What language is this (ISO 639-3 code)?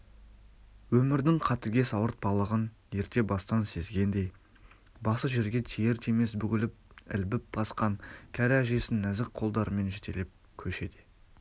kaz